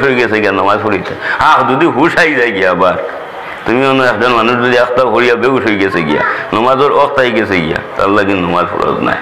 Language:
Indonesian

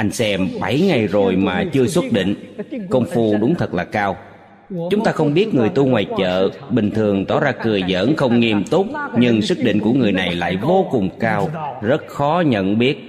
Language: Vietnamese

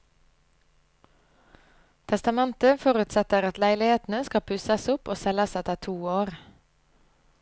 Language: Norwegian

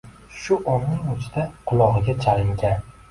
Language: Uzbek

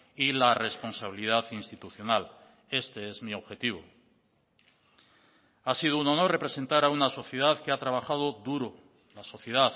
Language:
Spanish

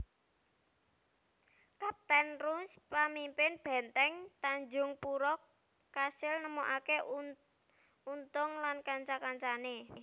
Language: Javanese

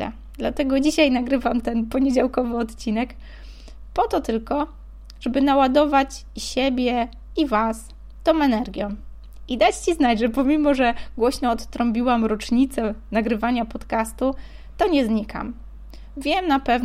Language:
Polish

